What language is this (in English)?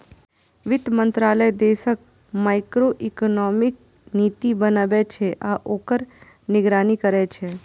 Maithili